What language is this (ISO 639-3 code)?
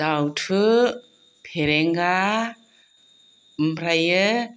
brx